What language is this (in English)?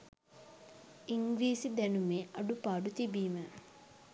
Sinhala